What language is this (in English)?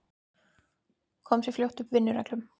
Icelandic